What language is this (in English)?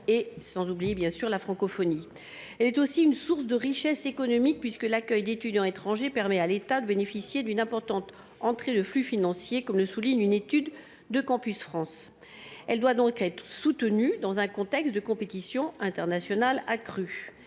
French